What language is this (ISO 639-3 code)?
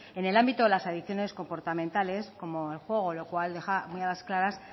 spa